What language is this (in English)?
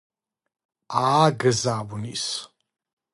Georgian